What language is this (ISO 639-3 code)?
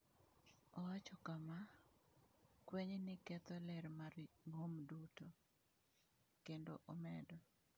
luo